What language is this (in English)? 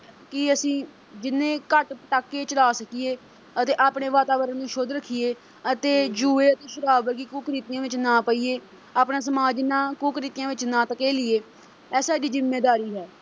Punjabi